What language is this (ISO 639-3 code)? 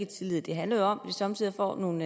dan